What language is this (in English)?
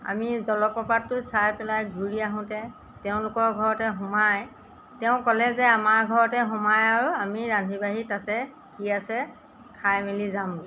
Assamese